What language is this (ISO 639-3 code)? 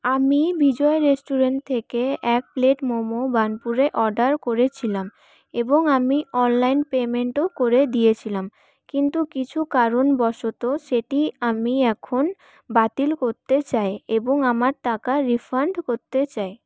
ben